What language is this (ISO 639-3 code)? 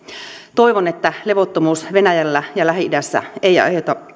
fin